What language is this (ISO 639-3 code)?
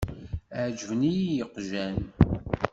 kab